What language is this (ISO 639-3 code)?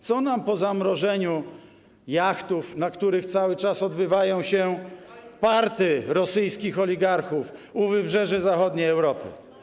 pol